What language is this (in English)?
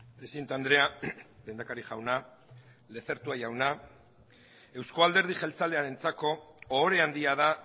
Basque